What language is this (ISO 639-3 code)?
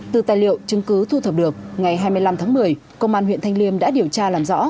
vie